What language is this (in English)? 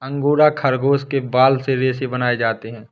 Hindi